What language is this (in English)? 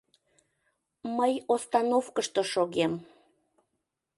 Mari